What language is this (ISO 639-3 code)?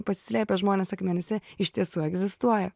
lit